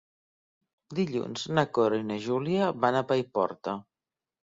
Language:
Catalan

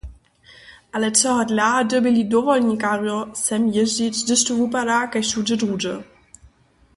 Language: Upper Sorbian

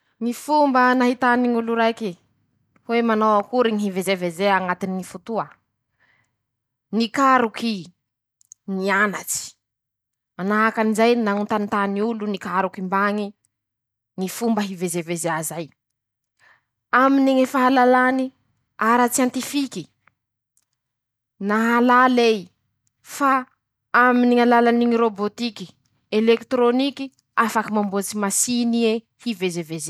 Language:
Masikoro Malagasy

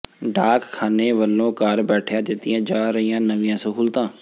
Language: Punjabi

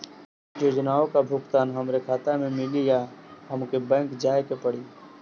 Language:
Bhojpuri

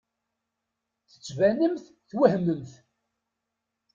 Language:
Kabyle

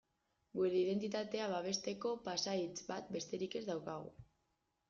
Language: Basque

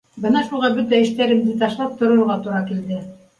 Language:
Bashkir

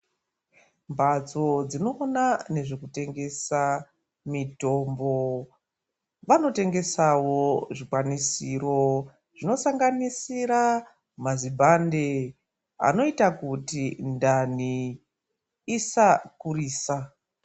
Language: Ndau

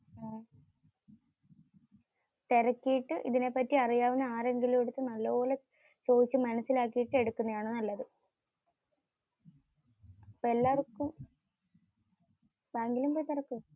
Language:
Malayalam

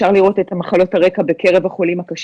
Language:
Hebrew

